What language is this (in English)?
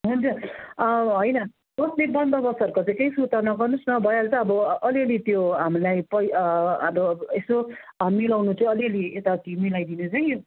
Nepali